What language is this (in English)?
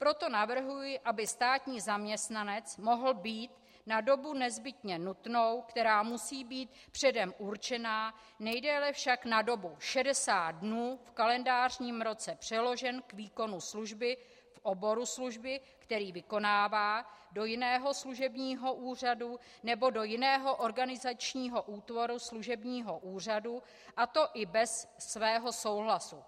Czech